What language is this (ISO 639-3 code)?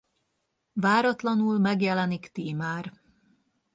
hun